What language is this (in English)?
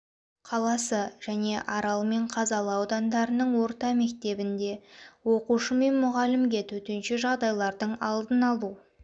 Kazakh